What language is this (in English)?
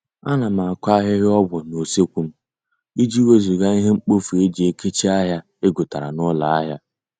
Igbo